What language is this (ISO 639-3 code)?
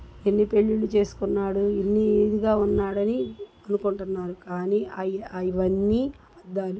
tel